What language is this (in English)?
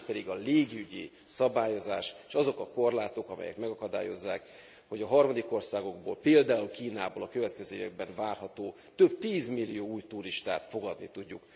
Hungarian